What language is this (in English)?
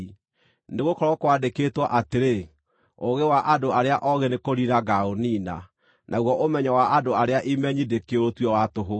Kikuyu